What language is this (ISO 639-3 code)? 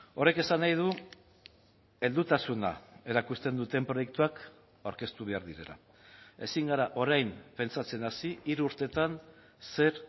eus